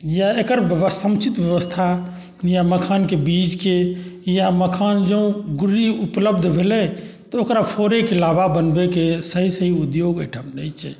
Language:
Maithili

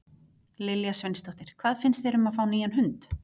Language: Icelandic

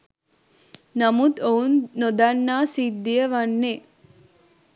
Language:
Sinhala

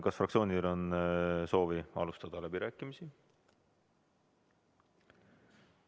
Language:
Estonian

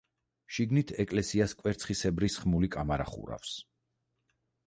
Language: Georgian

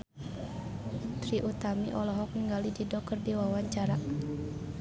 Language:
Sundanese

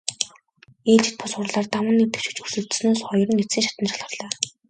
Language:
Mongolian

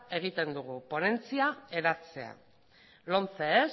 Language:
Basque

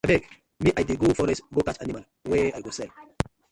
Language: Nigerian Pidgin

